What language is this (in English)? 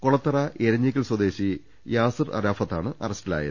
Malayalam